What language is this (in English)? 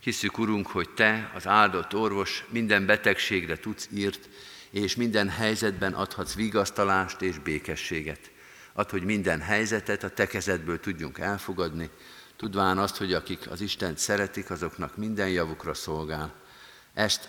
Hungarian